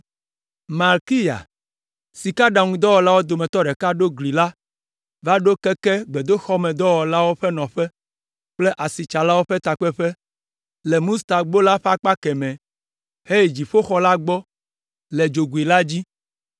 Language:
Ewe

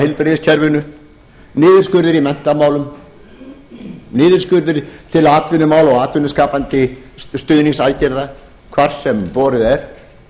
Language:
Icelandic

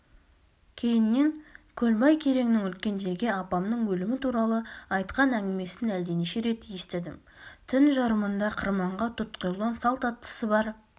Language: Kazakh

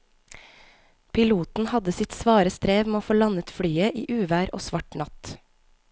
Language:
Norwegian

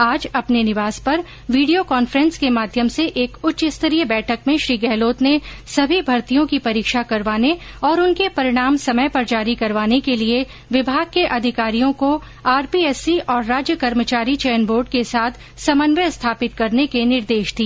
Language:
Hindi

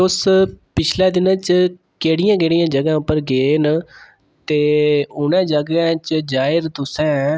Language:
Dogri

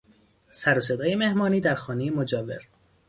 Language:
Persian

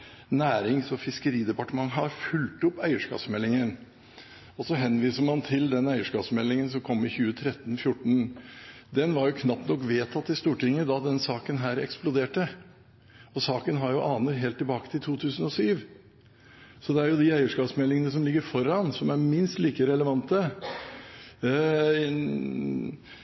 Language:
Norwegian Bokmål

